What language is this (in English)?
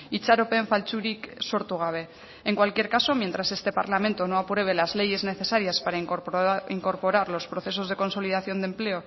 Spanish